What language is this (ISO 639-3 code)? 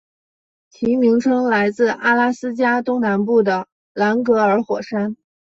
zho